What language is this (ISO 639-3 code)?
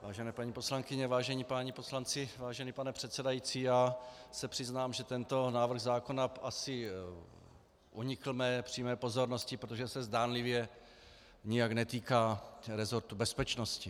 ces